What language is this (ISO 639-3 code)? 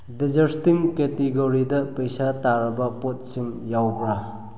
mni